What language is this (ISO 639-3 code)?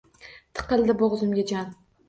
uzb